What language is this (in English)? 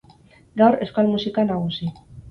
Basque